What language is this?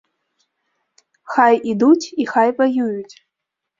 Belarusian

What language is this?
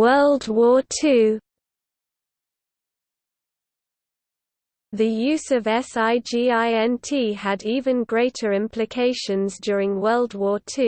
English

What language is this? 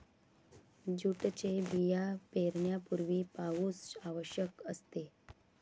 Marathi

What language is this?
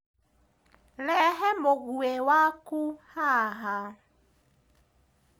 Kikuyu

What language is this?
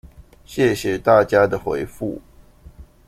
Chinese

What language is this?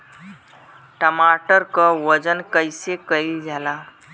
Bhojpuri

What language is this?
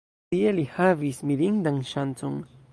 Esperanto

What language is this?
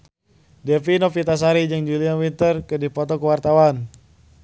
Sundanese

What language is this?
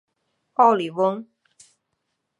Chinese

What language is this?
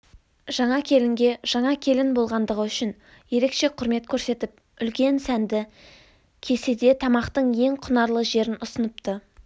Kazakh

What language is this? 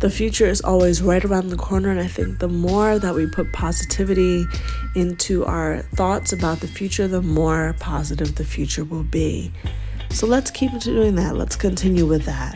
English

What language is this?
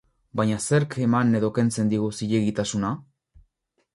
Basque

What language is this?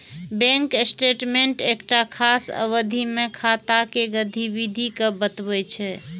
Maithili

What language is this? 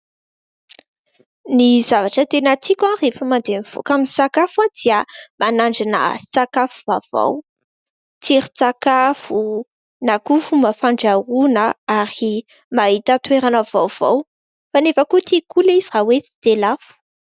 Malagasy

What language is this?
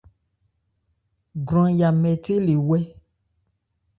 Ebrié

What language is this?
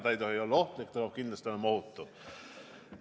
Estonian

